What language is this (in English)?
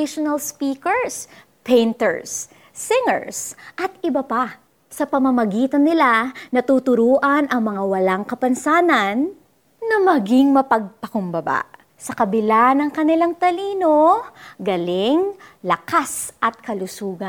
Filipino